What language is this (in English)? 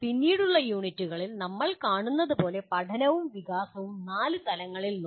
Malayalam